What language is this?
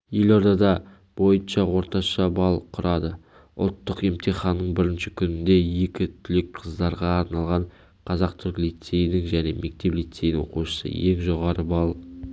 Kazakh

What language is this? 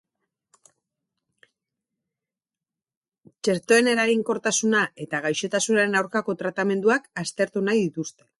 Basque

